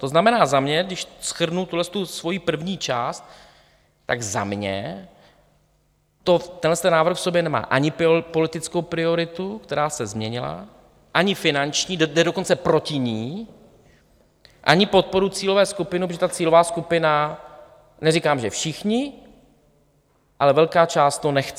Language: Czech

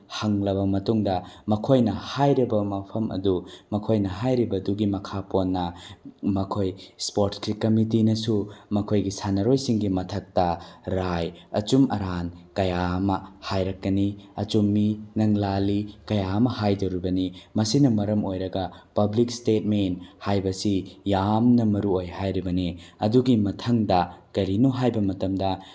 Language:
Manipuri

